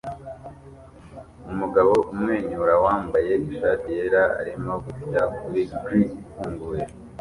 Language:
Kinyarwanda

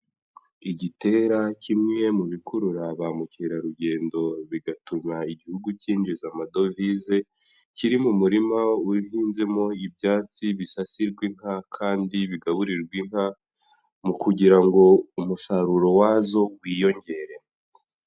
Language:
Kinyarwanda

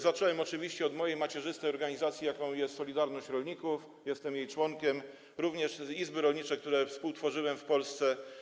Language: Polish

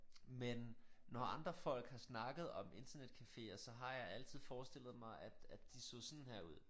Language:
Danish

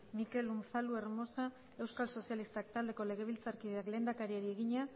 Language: Basque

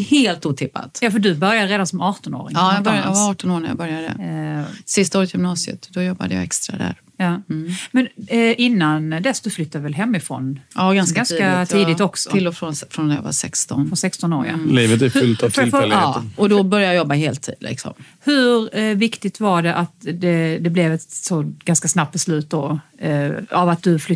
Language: Swedish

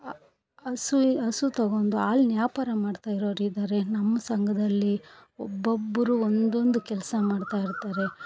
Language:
Kannada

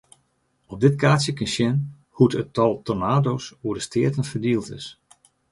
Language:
Western Frisian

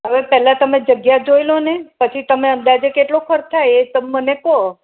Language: Gujarati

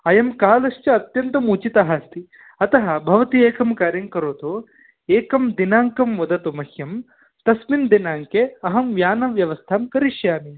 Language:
Sanskrit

